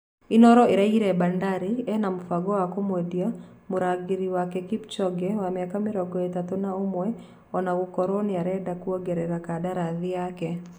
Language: Kikuyu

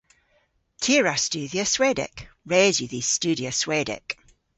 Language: Cornish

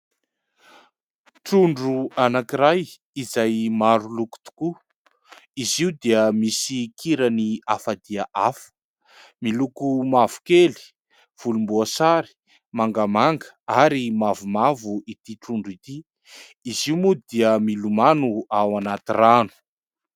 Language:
Malagasy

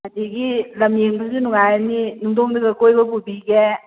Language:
Manipuri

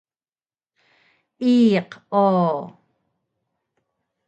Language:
Taroko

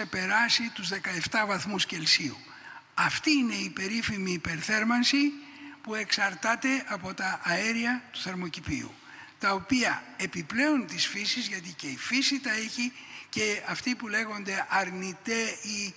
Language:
Greek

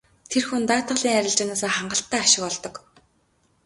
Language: Mongolian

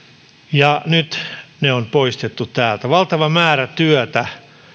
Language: Finnish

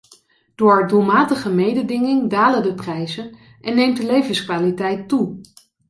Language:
Dutch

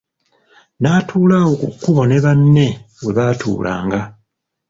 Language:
Ganda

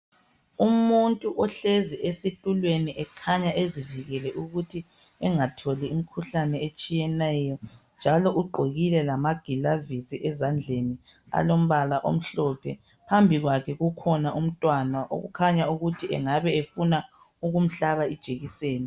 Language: North Ndebele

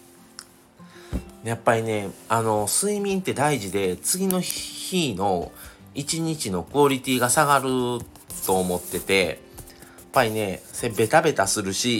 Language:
Japanese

